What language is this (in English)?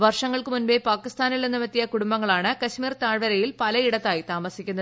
Malayalam